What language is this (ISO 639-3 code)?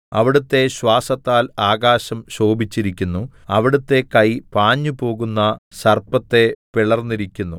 mal